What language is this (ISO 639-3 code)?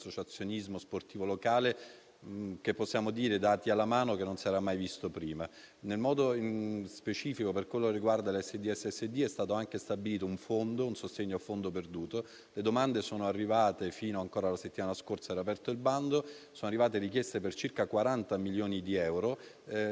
ita